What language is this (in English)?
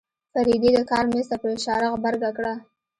Pashto